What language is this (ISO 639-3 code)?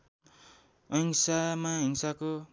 nep